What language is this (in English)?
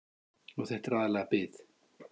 Icelandic